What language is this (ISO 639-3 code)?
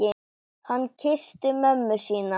isl